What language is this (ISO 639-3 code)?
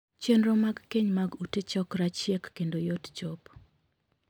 luo